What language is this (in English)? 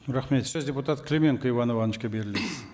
Kazakh